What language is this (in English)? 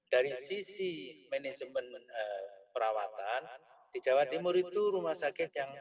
Indonesian